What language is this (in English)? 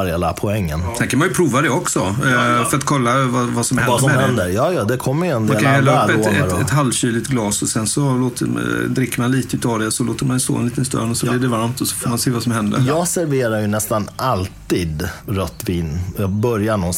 Swedish